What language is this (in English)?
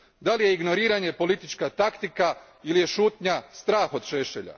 Croatian